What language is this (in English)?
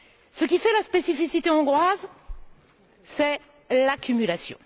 French